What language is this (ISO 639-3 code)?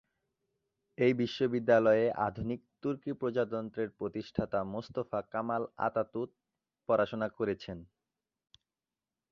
ben